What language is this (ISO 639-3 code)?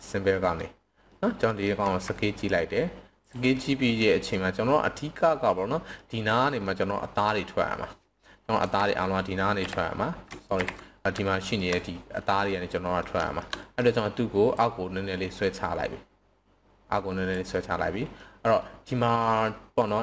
tha